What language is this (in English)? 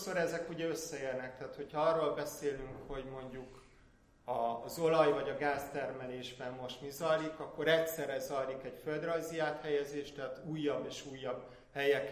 Hungarian